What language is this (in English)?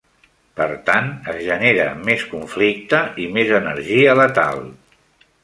Catalan